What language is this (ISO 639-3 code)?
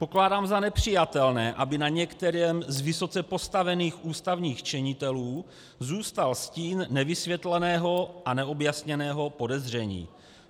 ces